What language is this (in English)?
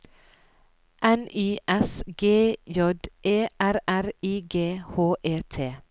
Norwegian